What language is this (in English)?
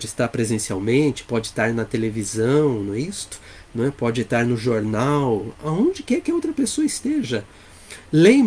Portuguese